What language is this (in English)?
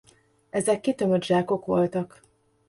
Hungarian